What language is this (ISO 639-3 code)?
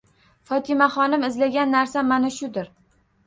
uzb